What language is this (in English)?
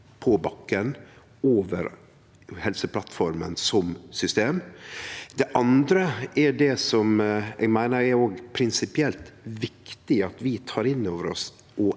Norwegian